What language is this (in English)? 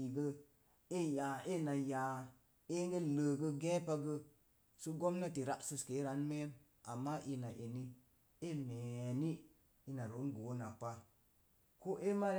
Mom Jango